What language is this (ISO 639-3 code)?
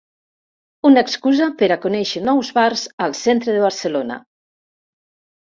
cat